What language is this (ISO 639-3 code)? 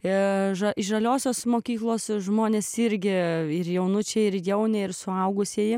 lit